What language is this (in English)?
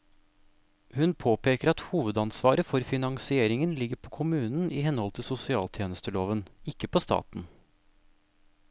Norwegian